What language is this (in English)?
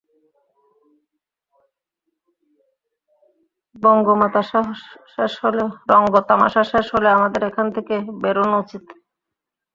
Bangla